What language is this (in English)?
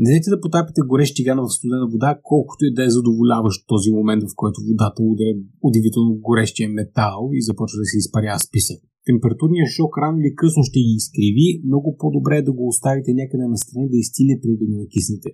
Bulgarian